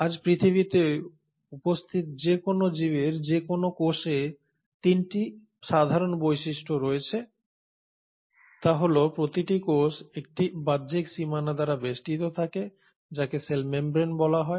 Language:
Bangla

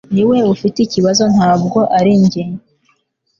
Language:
Kinyarwanda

